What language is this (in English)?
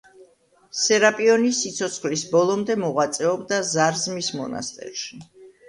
Georgian